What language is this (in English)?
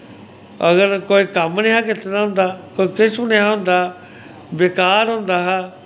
Dogri